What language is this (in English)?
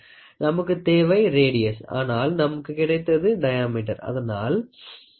Tamil